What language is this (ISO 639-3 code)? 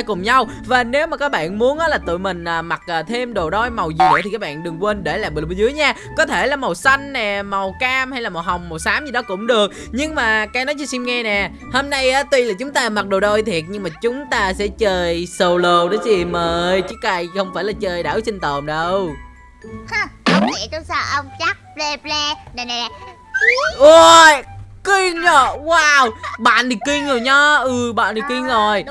vie